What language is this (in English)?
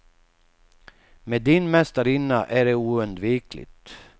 Swedish